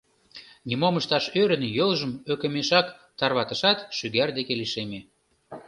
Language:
Mari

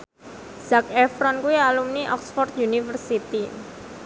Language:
Javanese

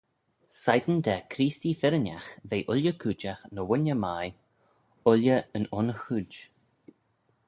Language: Manx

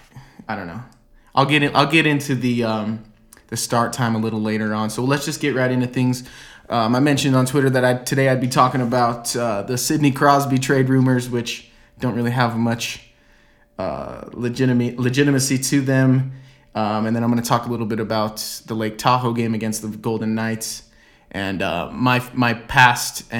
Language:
English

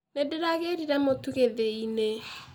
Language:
Kikuyu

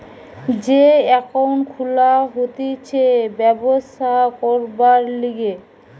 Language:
Bangla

